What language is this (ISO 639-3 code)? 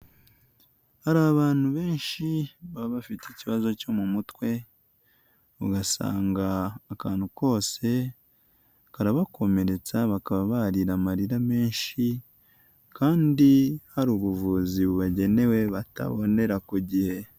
kin